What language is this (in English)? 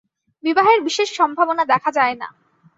Bangla